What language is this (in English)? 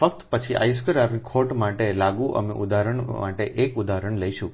Gujarati